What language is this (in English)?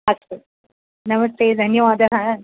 Sanskrit